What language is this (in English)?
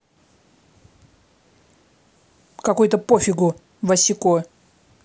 Russian